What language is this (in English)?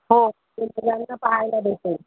Marathi